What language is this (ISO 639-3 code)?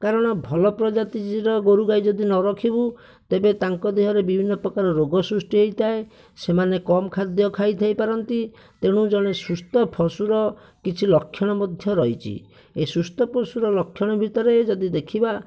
ori